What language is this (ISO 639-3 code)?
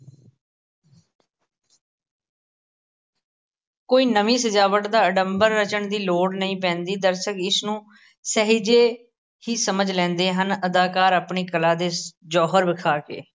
pan